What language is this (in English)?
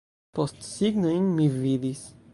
Esperanto